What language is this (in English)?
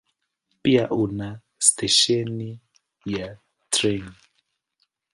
Swahili